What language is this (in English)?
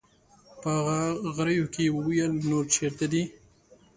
Pashto